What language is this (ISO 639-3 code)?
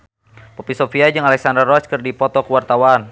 sun